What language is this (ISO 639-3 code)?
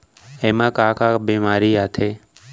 hne